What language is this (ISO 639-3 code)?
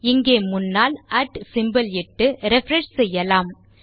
tam